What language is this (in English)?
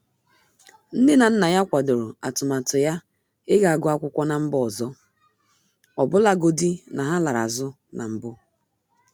Igbo